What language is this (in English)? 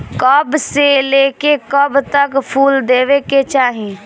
Bhojpuri